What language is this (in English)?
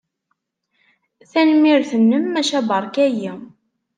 Kabyle